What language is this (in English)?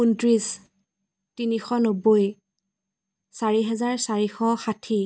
Assamese